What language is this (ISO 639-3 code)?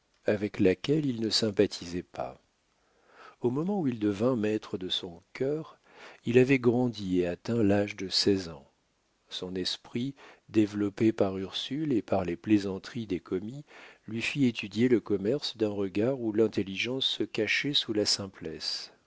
fra